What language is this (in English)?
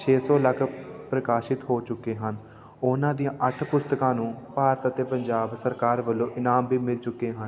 Punjabi